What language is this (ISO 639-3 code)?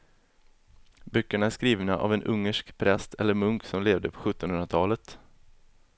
swe